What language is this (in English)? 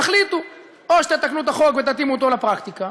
Hebrew